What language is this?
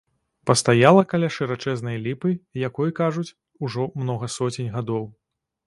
Belarusian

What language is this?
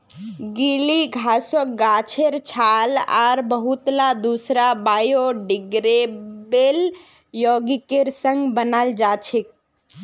Magahi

